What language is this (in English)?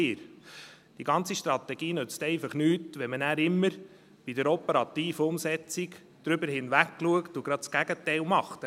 Swiss German